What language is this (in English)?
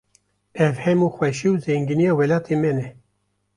Kurdish